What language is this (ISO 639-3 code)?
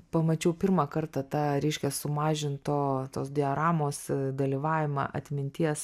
lit